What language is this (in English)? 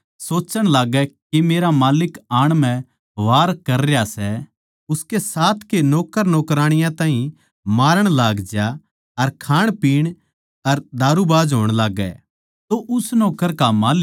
Haryanvi